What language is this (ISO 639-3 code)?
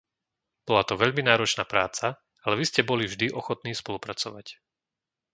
slk